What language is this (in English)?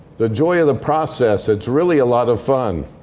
English